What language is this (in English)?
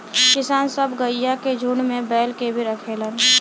Bhojpuri